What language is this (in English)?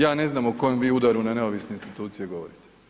Croatian